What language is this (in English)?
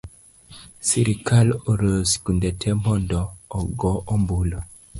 Luo (Kenya and Tanzania)